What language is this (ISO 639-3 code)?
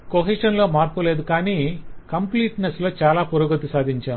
tel